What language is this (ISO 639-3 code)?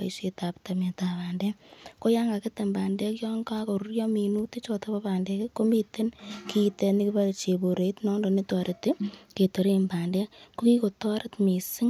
kln